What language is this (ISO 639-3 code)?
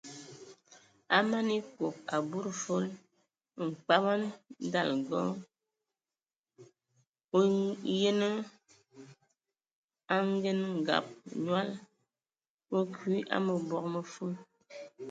ewo